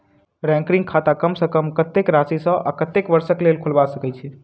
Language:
Maithili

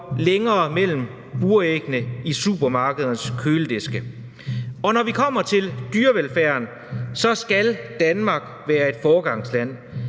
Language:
Danish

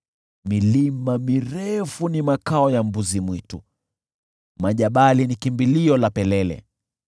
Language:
Swahili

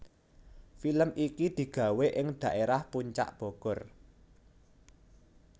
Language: Javanese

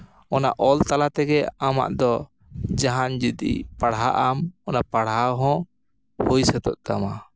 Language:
Santali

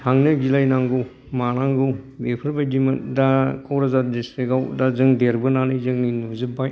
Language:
Bodo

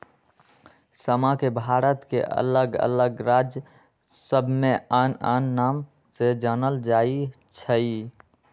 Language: Magahi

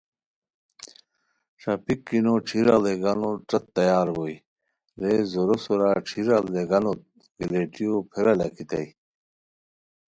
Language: Khowar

